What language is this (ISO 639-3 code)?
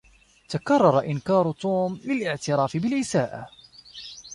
ara